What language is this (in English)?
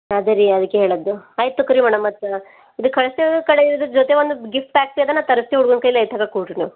Kannada